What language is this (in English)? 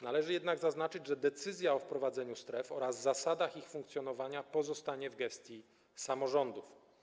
Polish